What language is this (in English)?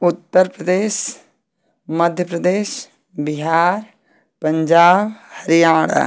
Hindi